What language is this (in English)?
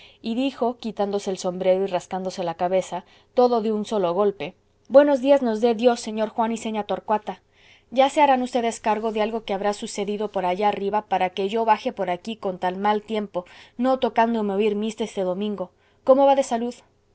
Spanish